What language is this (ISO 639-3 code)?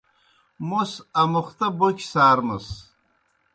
plk